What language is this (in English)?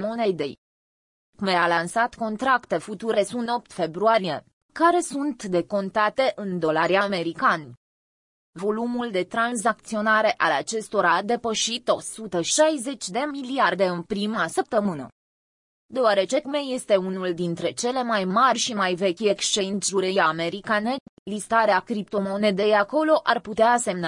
Romanian